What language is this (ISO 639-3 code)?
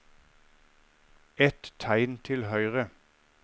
nor